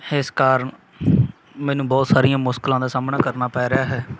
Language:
Punjabi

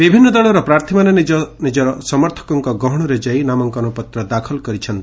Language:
Odia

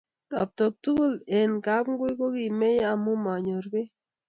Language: Kalenjin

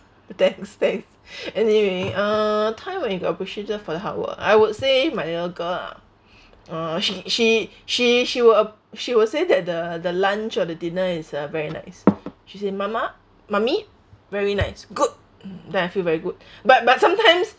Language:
English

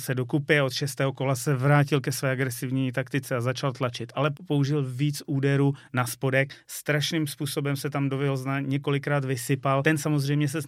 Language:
Czech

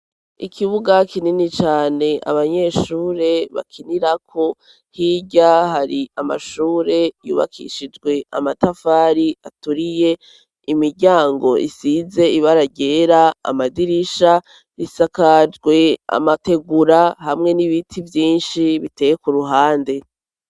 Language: Rundi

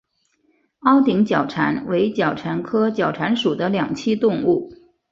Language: Chinese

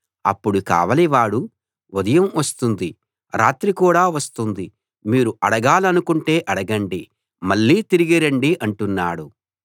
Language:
Telugu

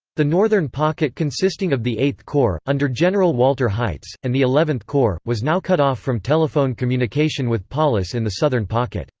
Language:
English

